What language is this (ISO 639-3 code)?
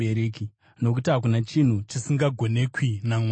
sna